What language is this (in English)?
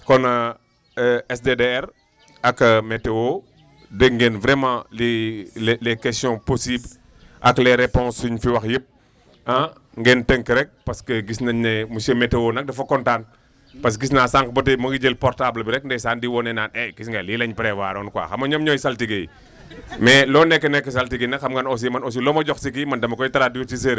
Wolof